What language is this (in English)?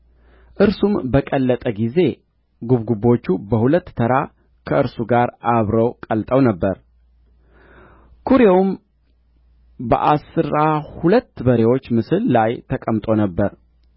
Amharic